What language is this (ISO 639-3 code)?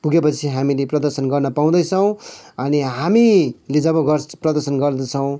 nep